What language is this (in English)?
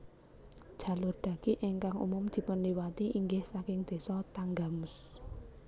Javanese